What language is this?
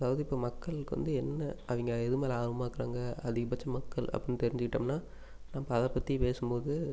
Tamil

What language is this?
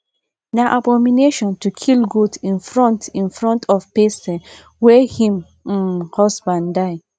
Nigerian Pidgin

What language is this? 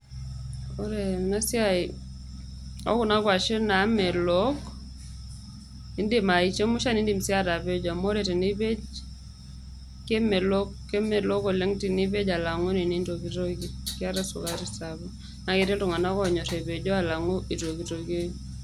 Masai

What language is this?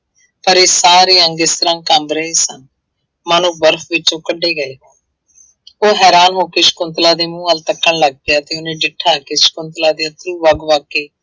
Punjabi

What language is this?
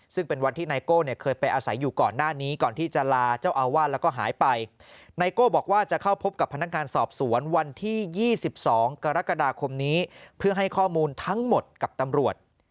Thai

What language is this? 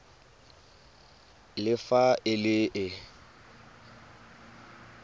Tswana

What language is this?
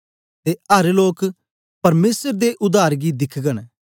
Dogri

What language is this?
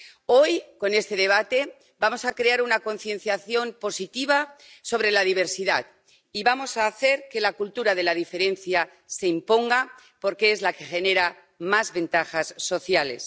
Spanish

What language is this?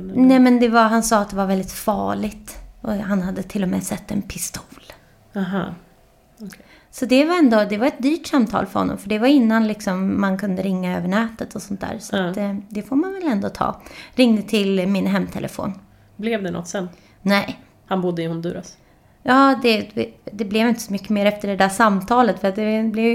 Swedish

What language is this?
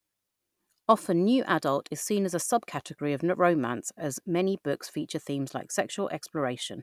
English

